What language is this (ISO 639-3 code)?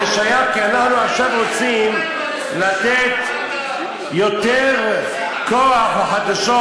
heb